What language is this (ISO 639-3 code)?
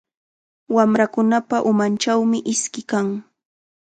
qxa